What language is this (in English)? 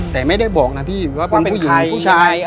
Thai